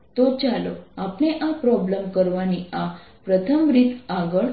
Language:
Gujarati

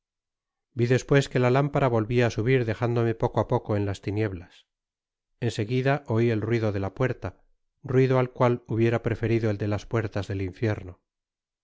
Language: Spanish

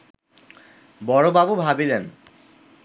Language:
Bangla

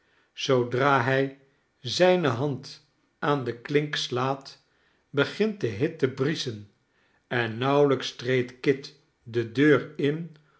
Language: Dutch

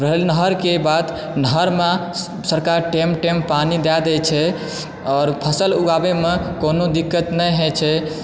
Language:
Maithili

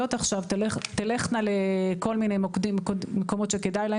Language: Hebrew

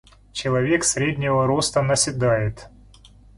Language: Russian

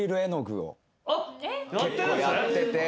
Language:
Japanese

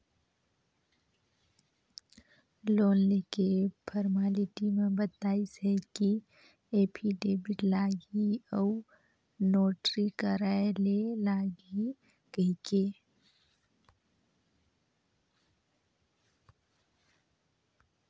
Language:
Chhattisgarhi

